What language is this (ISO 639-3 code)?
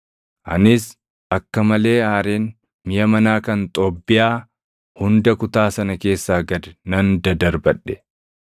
orm